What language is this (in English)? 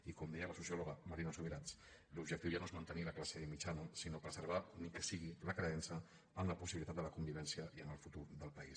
Catalan